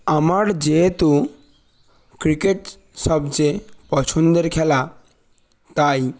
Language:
Bangla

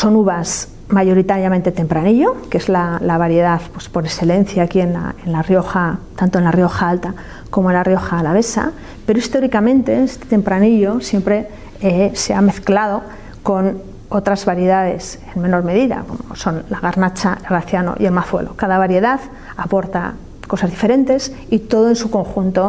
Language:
Spanish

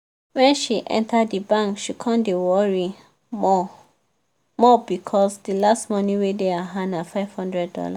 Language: Nigerian Pidgin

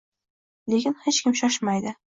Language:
Uzbek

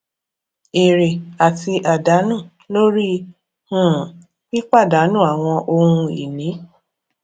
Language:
Yoruba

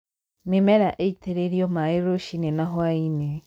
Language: Kikuyu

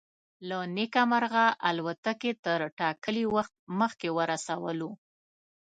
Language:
Pashto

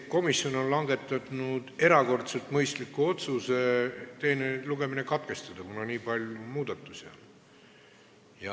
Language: Estonian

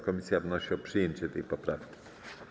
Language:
Polish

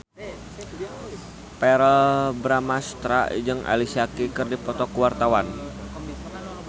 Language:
Sundanese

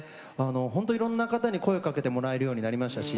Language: Japanese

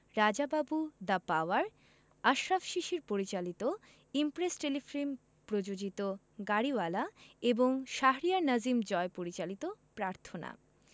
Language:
Bangla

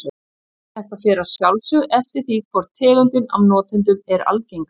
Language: Icelandic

